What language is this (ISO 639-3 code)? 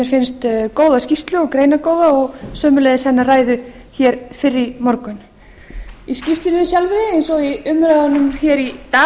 isl